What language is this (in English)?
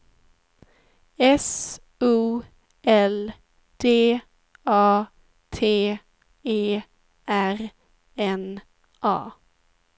Swedish